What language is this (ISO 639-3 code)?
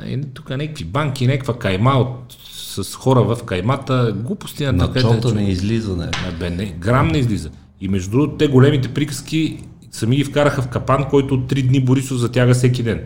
bul